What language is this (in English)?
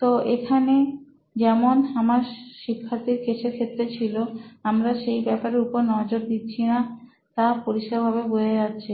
Bangla